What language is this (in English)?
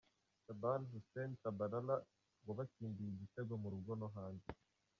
Kinyarwanda